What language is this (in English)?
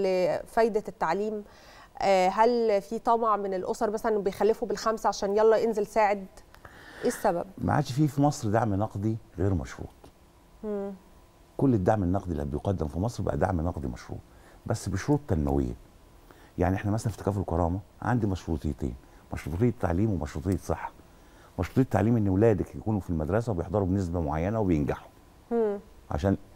Arabic